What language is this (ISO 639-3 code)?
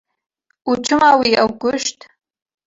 kur